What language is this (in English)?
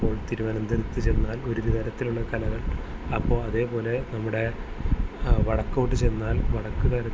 Malayalam